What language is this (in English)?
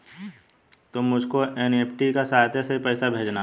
Hindi